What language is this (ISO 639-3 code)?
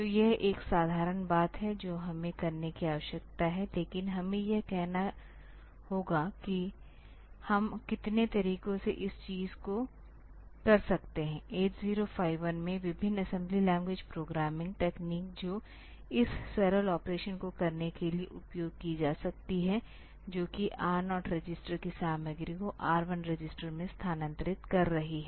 hin